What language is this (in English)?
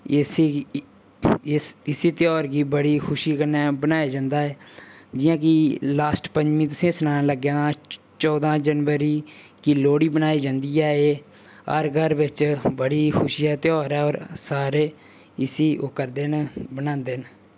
Dogri